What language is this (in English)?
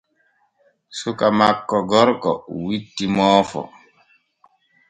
Borgu Fulfulde